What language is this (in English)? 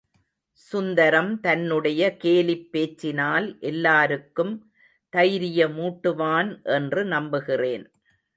Tamil